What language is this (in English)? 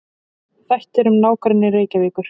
Icelandic